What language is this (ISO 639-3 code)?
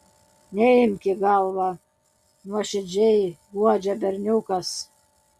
lit